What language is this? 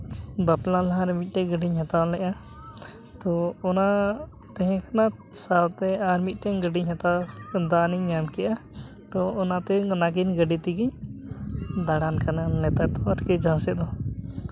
Santali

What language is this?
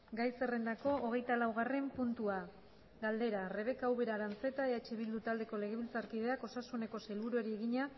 Basque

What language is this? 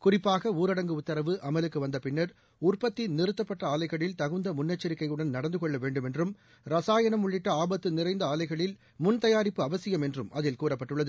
Tamil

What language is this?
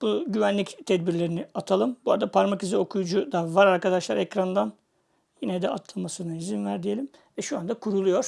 Turkish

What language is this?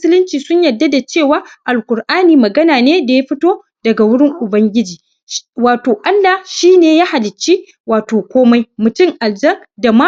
Hausa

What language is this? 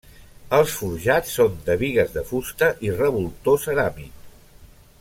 Catalan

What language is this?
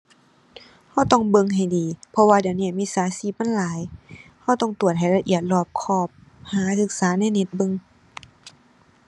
Thai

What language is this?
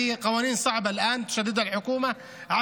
Hebrew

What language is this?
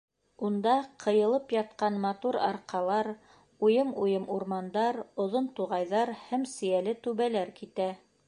Bashkir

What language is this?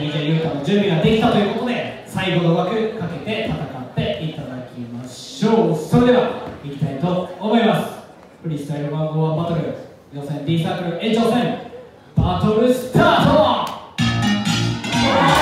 Japanese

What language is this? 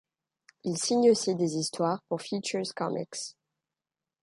French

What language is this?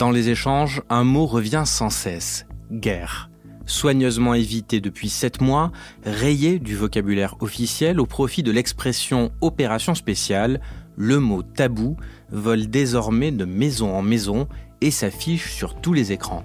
French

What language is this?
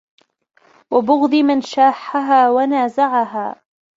Arabic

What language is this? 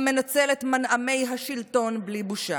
Hebrew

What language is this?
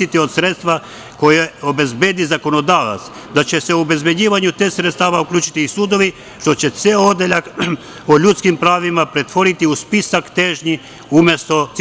Serbian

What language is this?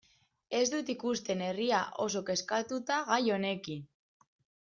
Basque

